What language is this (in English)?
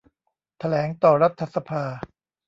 Thai